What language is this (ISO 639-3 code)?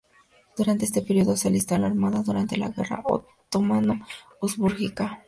spa